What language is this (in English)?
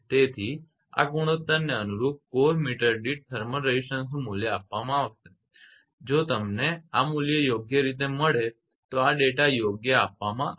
Gujarati